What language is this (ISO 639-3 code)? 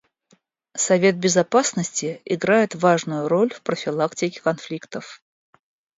rus